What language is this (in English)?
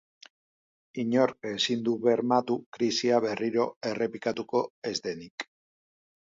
Basque